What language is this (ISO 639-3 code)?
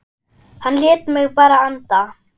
isl